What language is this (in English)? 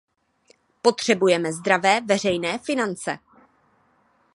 Czech